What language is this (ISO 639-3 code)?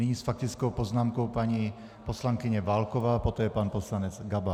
ces